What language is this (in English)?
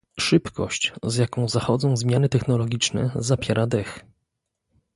Polish